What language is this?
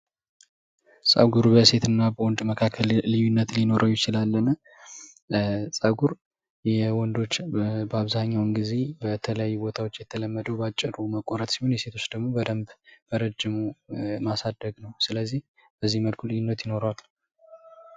Amharic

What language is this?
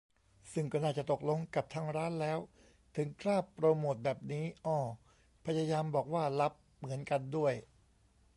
Thai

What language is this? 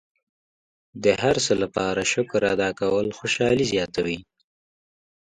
Pashto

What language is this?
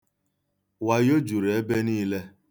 Igbo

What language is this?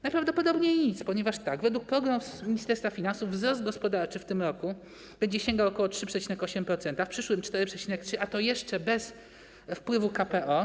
Polish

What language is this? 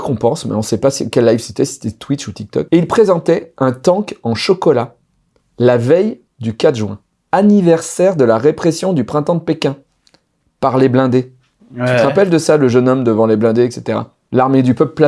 French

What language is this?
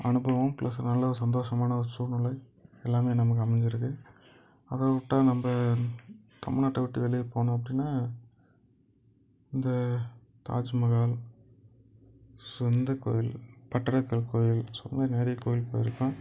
Tamil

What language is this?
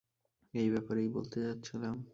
Bangla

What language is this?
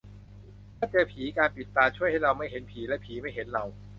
Thai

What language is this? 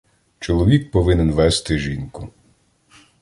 Ukrainian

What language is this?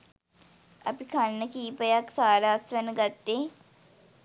Sinhala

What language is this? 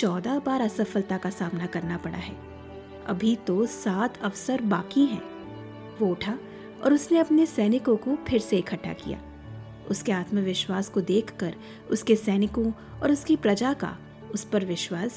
Hindi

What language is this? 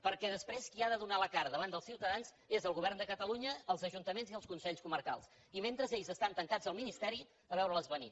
Catalan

